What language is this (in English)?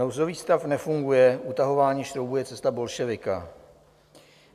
Czech